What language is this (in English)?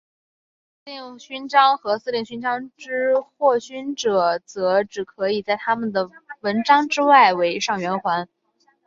Chinese